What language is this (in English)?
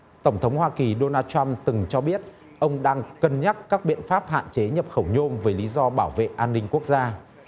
Vietnamese